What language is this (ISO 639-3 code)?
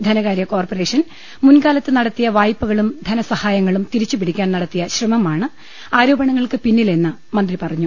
mal